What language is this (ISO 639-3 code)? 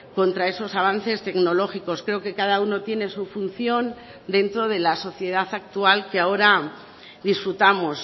spa